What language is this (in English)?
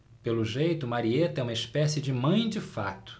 Portuguese